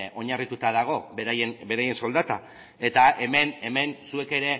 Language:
Basque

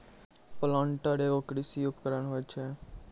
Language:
Maithili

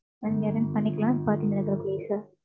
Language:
Tamil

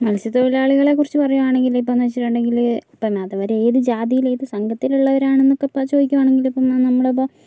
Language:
Malayalam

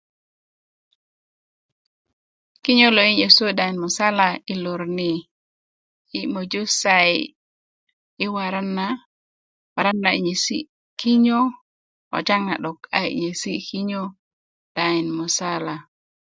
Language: Kuku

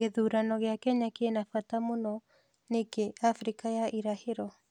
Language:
Kikuyu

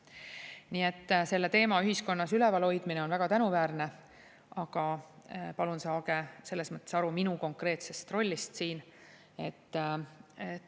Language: Estonian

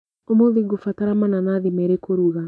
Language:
Kikuyu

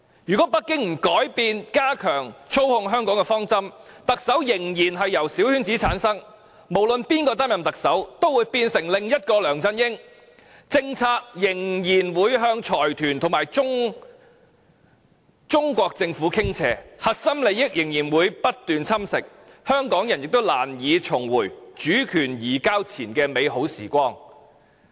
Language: Cantonese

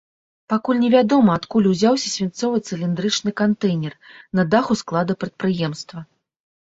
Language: Belarusian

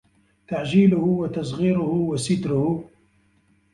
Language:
Arabic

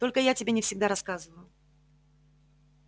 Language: Russian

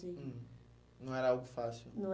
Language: Portuguese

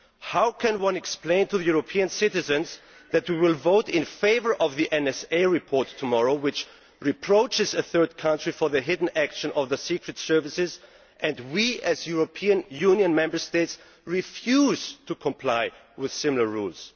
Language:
English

